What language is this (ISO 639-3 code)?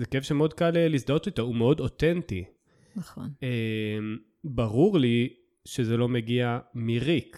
heb